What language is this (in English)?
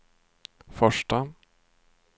Swedish